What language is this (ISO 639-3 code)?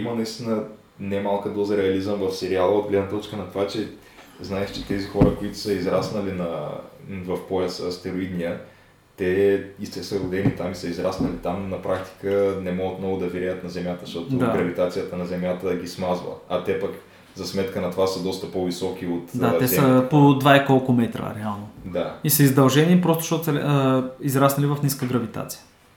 bul